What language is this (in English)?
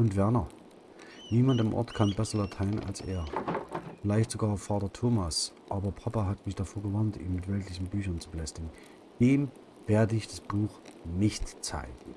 German